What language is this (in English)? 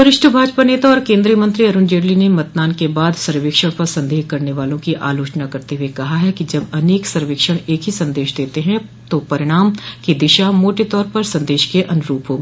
Hindi